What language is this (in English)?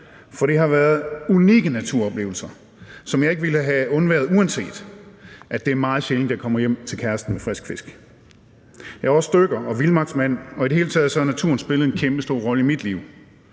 Danish